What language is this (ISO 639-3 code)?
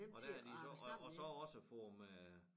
dan